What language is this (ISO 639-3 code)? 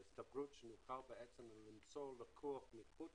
heb